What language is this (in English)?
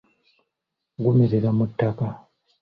Ganda